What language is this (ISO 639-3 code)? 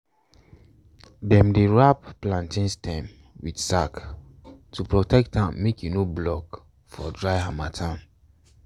pcm